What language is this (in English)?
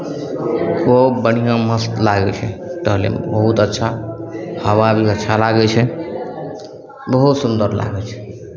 Maithili